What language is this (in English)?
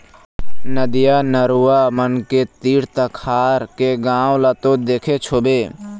Chhattisgarhi